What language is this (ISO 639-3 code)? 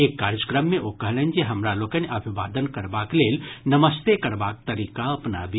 mai